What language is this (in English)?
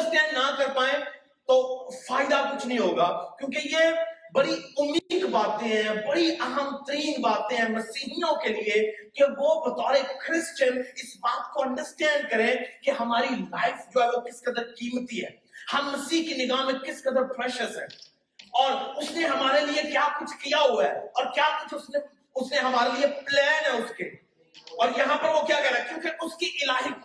Urdu